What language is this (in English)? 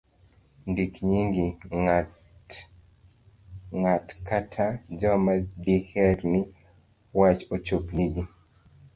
Luo (Kenya and Tanzania)